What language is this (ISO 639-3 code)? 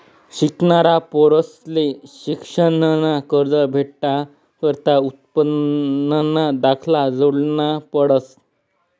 mar